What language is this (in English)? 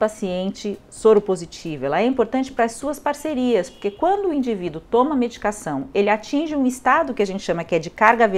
Portuguese